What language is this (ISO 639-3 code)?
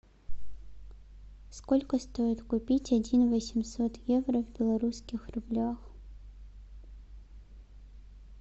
rus